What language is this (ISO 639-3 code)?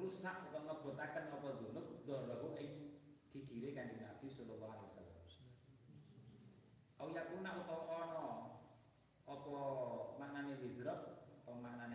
ind